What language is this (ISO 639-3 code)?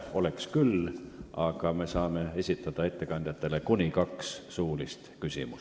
est